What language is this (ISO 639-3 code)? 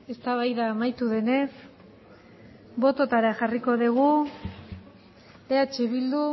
eus